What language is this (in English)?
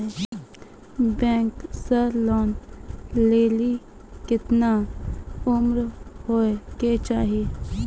Maithili